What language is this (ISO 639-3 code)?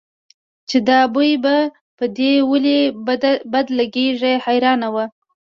pus